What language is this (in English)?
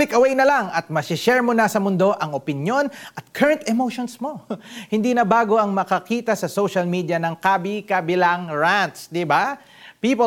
Filipino